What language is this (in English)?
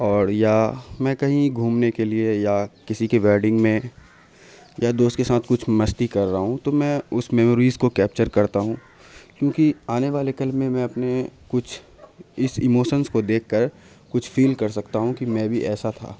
Urdu